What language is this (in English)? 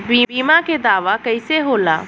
Bhojpuri